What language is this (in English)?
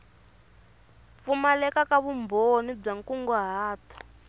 Tsonga